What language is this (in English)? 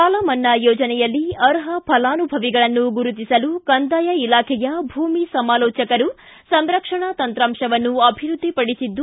Kannada